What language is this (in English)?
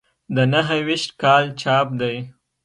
Pashto